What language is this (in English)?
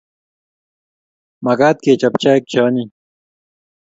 Kalenjin